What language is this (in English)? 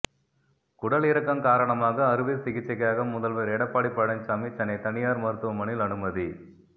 Tamil